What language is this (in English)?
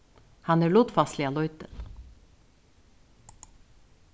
Faroese